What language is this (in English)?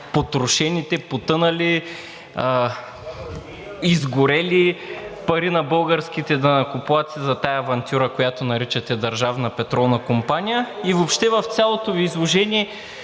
Bulgarian